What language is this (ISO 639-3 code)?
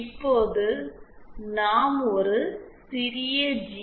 tam